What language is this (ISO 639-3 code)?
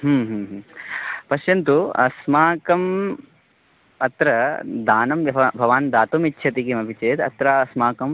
san